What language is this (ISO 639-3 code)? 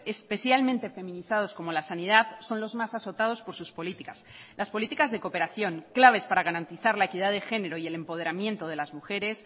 spa